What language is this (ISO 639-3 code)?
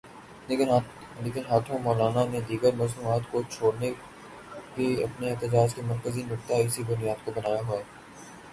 urd